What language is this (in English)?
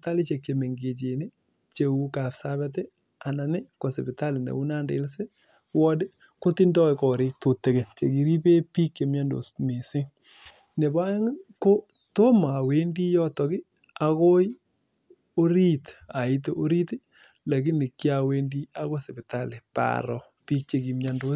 Kalenjin